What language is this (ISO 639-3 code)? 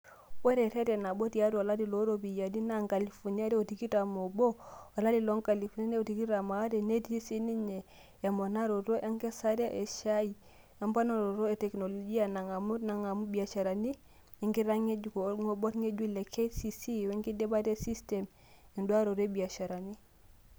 mas